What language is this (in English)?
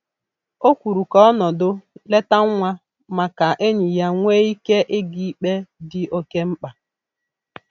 Igbo